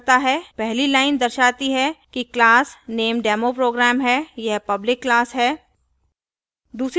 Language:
Hindi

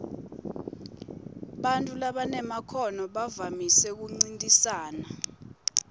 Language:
Swati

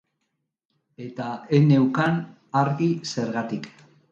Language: Basque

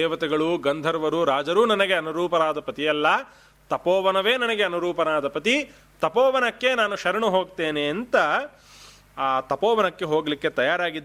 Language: Kannada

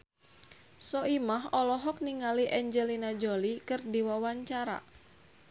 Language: Sundanese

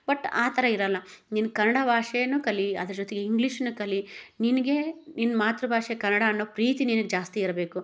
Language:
Kannada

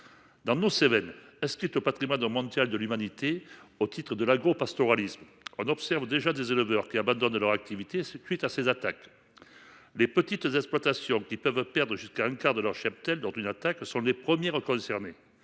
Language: French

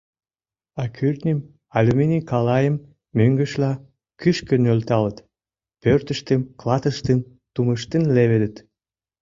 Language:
Mari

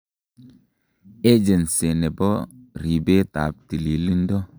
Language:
Kalenjin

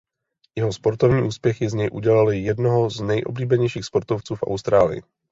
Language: Czech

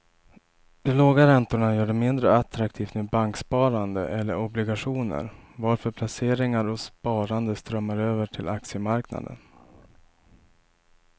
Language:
Swedish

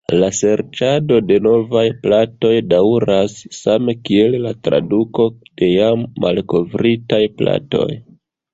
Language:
Esperanto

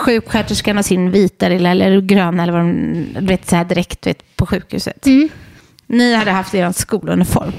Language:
Swedish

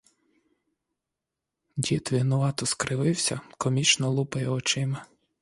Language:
Ukrainian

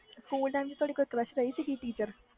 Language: Punjabi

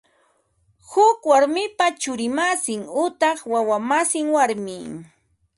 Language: Ambo-Pasco Quechua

